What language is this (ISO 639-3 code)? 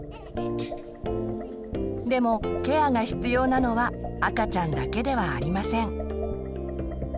jpn